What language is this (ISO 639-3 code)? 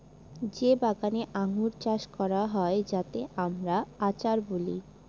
ben